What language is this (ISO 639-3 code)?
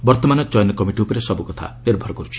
ori